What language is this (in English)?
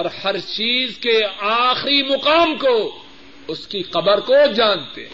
Urdu